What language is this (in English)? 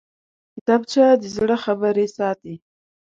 Pashto